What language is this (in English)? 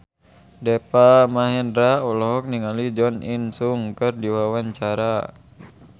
Sundanese